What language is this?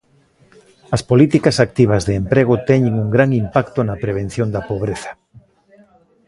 Galician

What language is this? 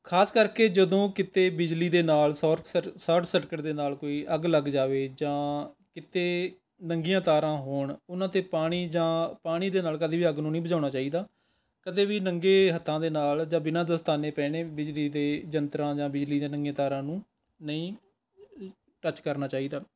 Punjabi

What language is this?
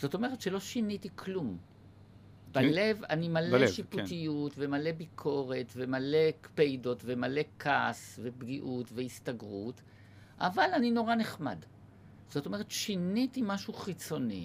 Hebrew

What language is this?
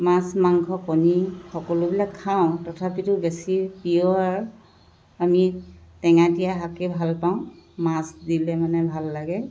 Assamese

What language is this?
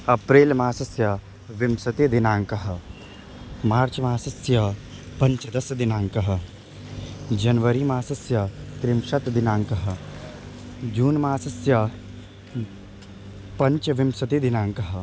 Sanskrit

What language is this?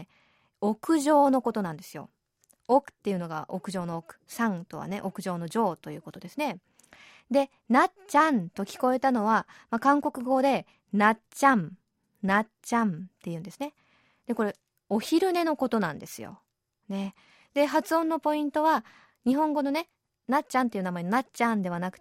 Japanese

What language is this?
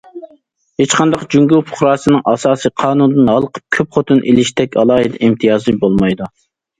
Uyghur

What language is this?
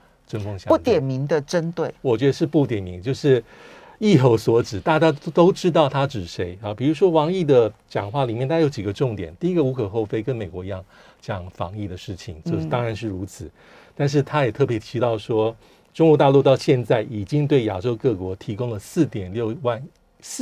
Chinese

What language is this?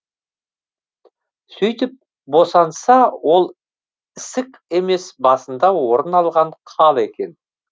Kazakh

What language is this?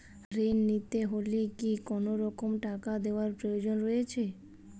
Bangla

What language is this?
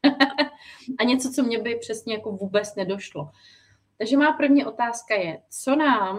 Czech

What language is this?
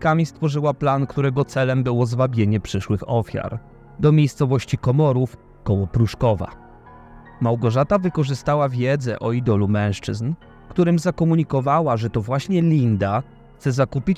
Polish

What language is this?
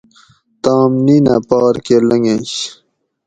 Gawri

